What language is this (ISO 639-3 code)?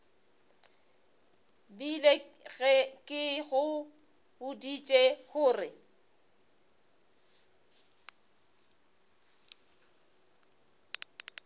nso